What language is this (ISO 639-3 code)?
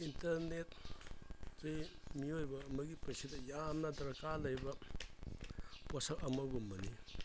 mni